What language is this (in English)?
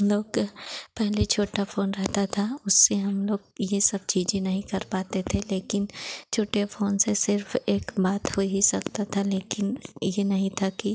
Hindi